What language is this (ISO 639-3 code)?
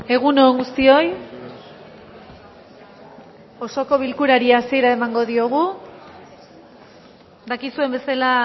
eus